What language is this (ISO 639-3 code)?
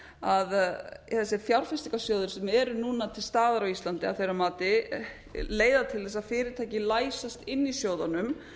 isl